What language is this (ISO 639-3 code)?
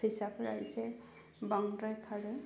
brx